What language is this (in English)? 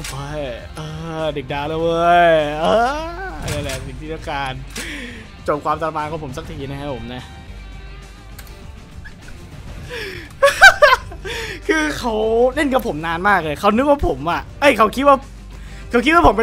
Thai